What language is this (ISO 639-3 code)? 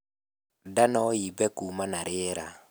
kik